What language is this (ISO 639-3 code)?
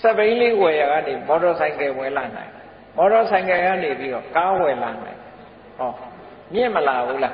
tha